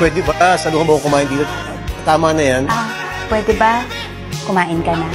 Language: Filipino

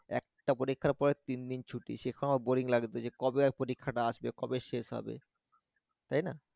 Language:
Bangla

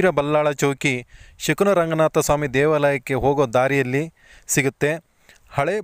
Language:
Romanian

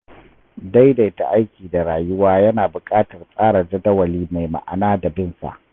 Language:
Hausa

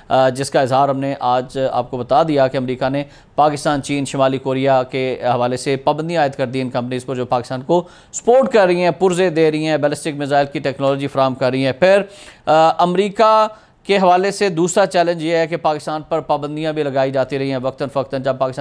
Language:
Hindi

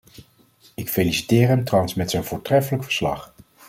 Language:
Dutch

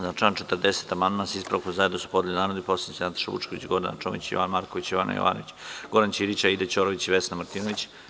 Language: Serbian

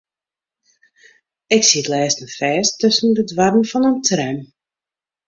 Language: Western Frisian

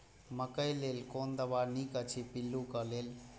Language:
Maithili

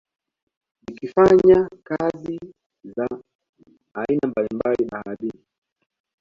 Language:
Swahili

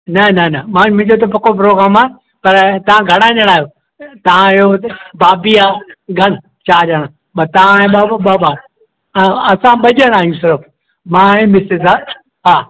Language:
Sindhi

